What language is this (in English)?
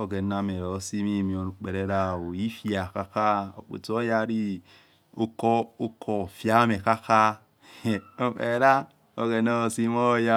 Yekhee